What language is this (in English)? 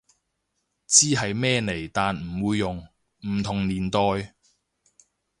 Cantonese